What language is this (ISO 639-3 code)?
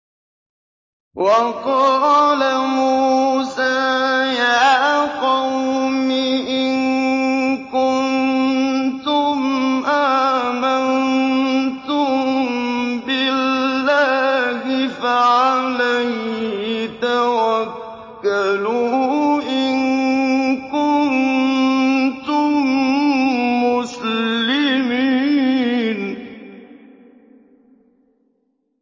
ara